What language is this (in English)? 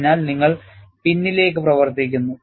Malayalam